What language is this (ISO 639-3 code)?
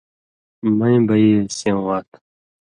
mvy